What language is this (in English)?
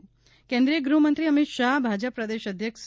Gujarati